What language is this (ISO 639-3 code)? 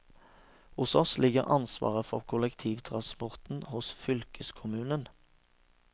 nor